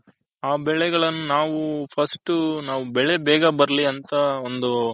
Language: Kannada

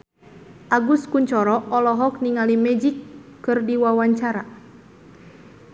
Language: Sundanese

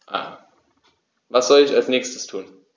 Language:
German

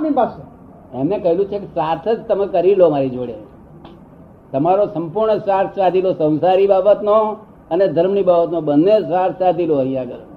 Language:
Gujarati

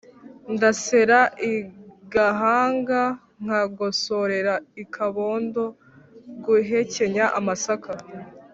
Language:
Kinyarwanda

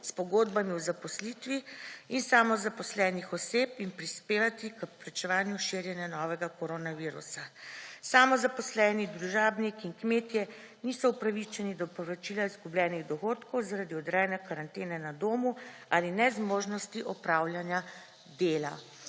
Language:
Slovenian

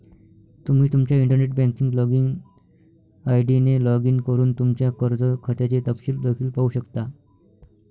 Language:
Marathi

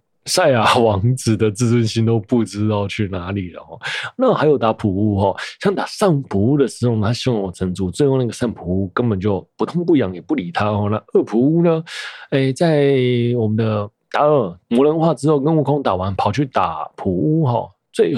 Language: Chinese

